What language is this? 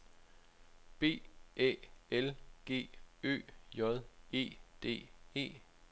Danish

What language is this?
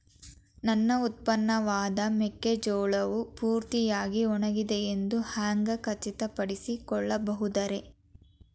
Kannada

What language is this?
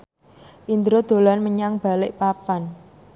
Javanese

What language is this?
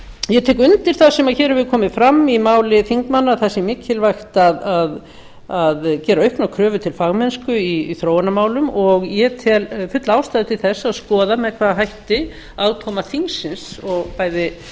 Icelandic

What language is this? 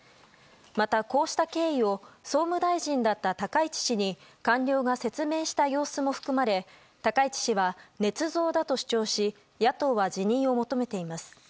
Japanese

